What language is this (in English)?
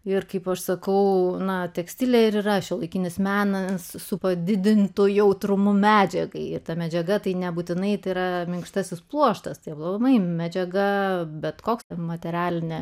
Lithuanian